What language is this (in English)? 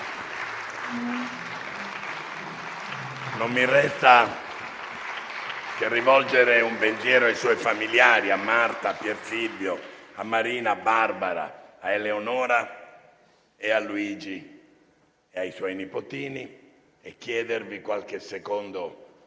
Italian